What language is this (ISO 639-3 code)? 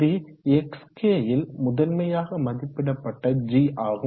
tam